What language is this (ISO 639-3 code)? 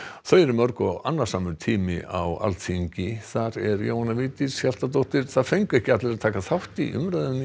isl